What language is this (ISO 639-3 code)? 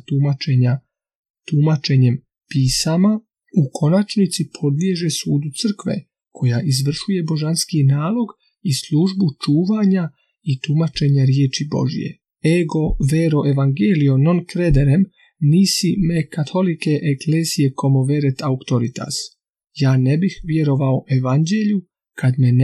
hrv